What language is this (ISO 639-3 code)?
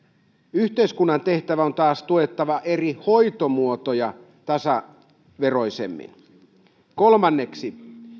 fin